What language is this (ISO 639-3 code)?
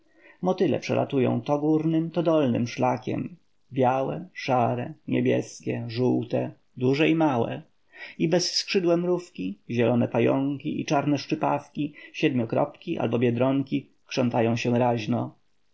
pol